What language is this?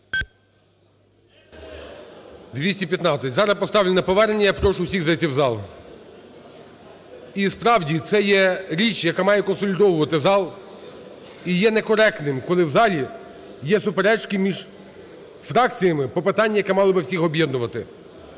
Ukrainian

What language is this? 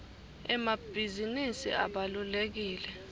Swati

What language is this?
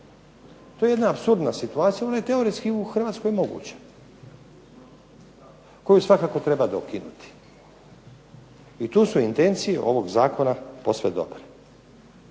Croatian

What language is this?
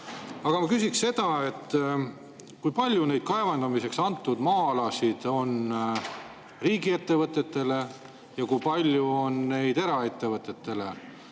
Estonian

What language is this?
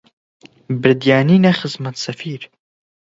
Central Kurdish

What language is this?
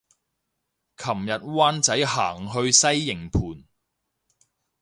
Cantonese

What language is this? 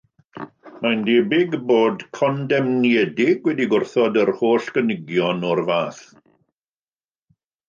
Welsh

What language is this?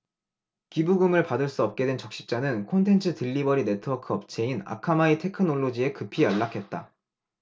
Korean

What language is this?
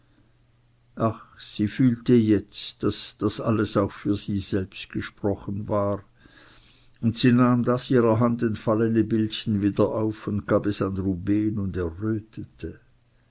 German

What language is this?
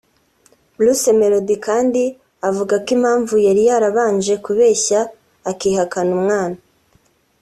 Kinyarwanda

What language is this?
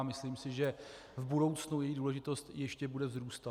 Czech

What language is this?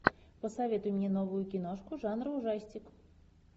Russian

